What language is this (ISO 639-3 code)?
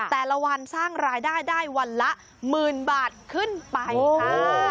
tha